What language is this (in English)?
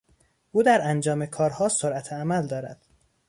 Persian